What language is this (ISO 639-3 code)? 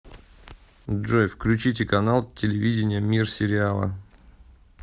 rus